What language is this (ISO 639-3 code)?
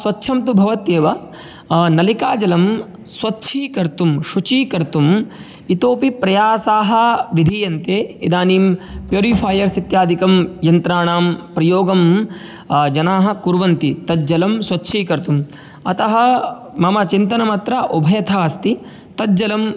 san